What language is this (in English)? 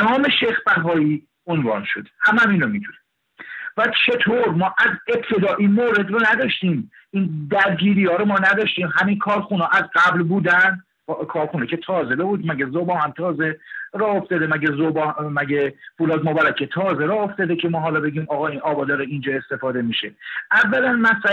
Persian